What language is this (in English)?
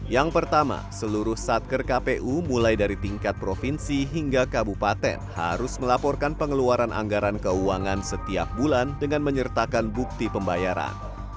Indonesian